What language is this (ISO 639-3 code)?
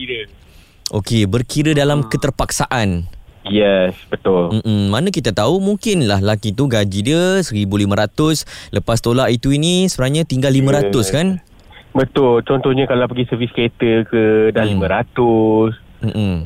msa